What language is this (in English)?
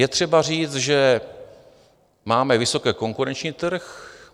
Czech